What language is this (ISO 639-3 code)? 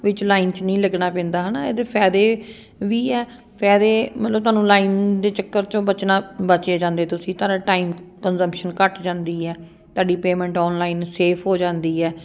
pan